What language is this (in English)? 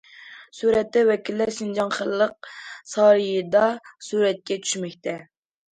Uyghur